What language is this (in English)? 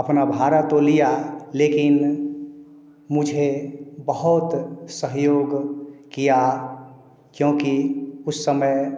Hindi